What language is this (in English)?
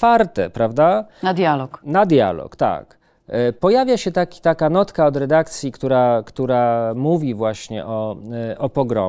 Polish